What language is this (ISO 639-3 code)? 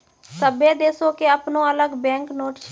mai